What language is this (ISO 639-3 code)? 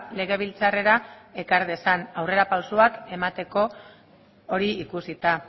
eus